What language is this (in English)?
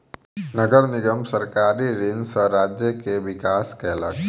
Maithili